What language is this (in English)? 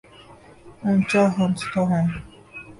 Urdu